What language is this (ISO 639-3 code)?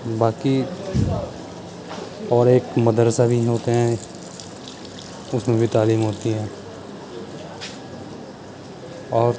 urd